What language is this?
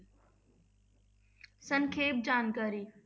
Punjabi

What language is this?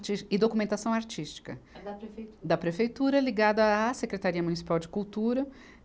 Portuguese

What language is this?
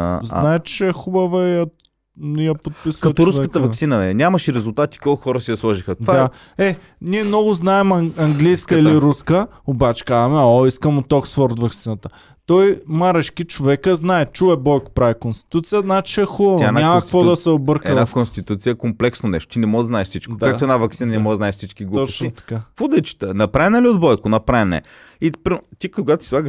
Bulgarian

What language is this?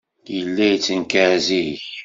Kabyle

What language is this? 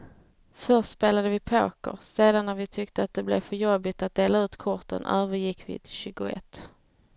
Swedish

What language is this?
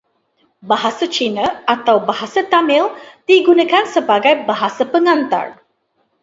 Malay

